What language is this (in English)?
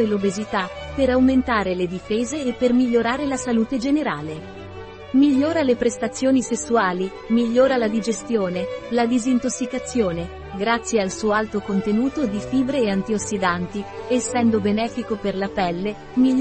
Italian